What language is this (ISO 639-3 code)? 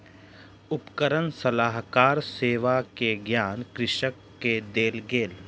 mai